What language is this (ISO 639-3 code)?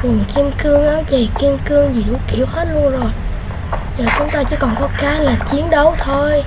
vie